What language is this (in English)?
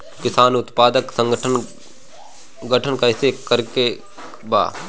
Bhojpuri